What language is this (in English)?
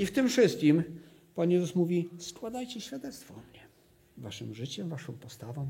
Polish